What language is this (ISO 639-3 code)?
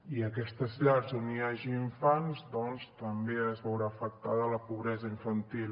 cat